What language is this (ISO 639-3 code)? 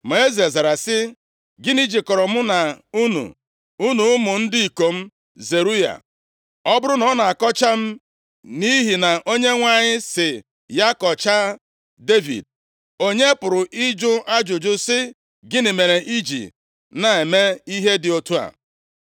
ibo